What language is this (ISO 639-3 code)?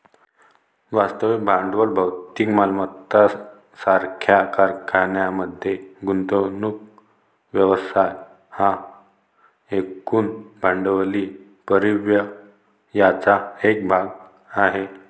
mar